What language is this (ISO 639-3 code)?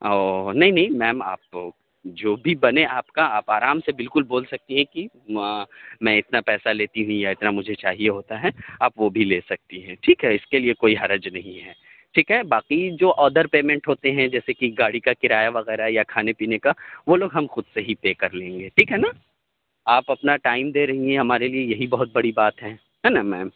urd